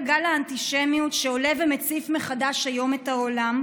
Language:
Hebrew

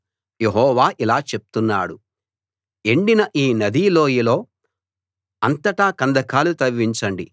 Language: Telugu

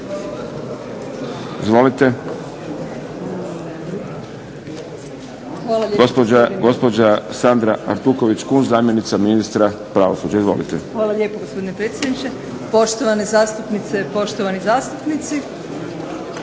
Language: Croatian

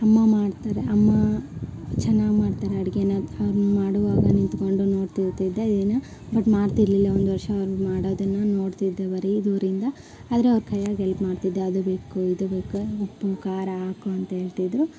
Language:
Kannada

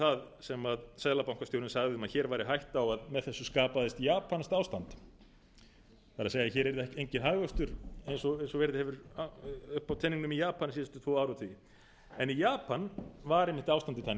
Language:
Icelandic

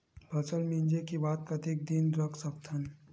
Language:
Chhattisgarhi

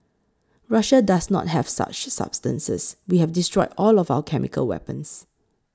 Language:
English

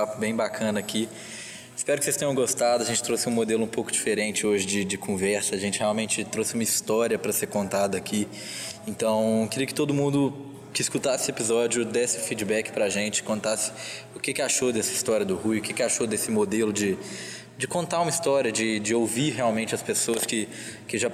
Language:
Portuguese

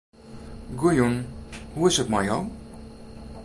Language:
Western Frisian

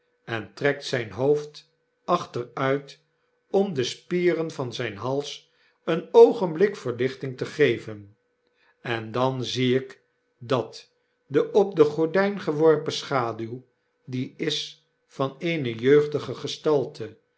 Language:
Dutch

